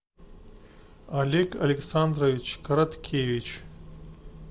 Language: Russian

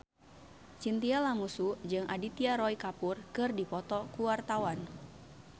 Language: Sundanese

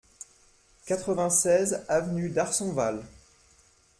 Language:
French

